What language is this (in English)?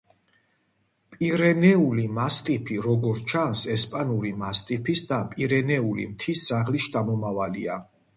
Georgian